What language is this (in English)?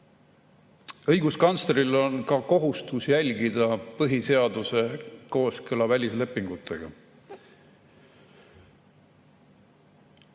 Estonian